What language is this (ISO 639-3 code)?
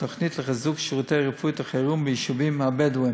heb